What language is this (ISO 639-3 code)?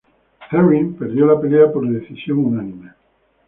spa